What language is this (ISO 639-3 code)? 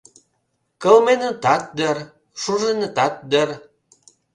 chm